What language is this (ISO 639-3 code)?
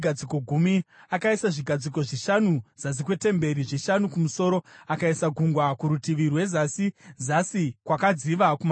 sna